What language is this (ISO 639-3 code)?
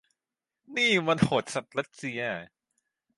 tha